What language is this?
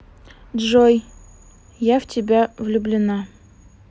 Russian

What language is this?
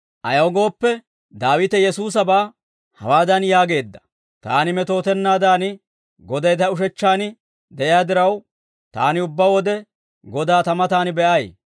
Dawro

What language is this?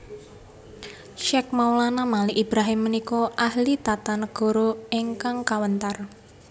Javanese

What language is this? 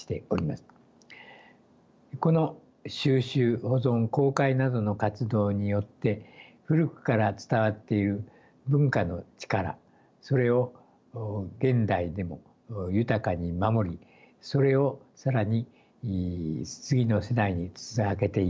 Japanese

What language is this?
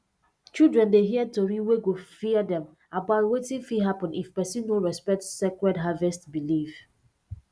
Nigerian Pidgin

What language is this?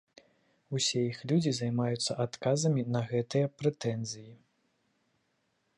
Belarusian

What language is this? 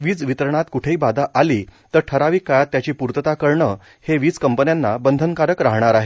Marathi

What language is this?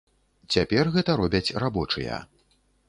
Belarusian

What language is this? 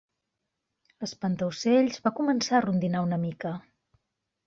Catalan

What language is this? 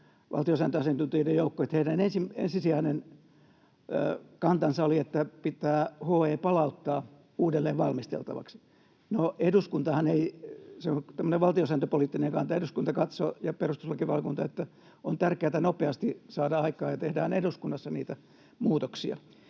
Finnish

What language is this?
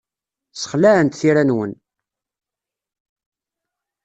Kabyle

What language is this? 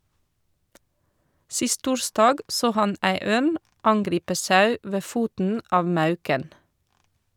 Norwegian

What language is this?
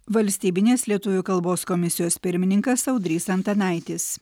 Lithuanian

